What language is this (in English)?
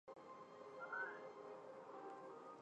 Chinese